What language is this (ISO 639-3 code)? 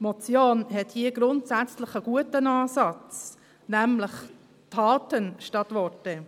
gsw